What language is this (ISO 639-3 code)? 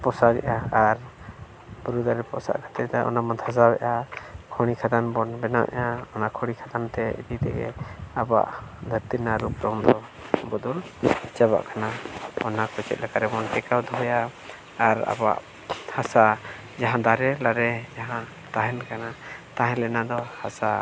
sat